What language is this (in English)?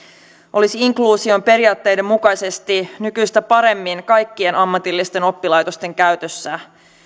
Finnish